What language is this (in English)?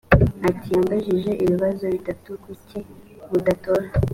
Kinyarwanda